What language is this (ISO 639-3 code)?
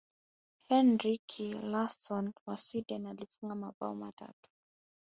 swa